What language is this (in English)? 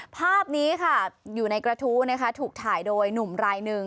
Thai